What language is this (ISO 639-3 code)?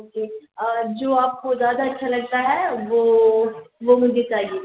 urd